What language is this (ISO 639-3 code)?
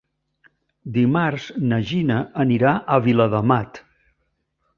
cat